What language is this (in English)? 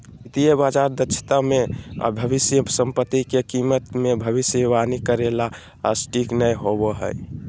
Magahi